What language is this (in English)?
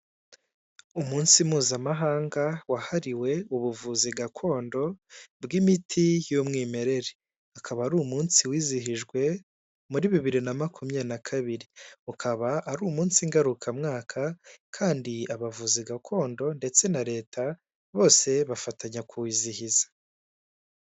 Kinyarwanda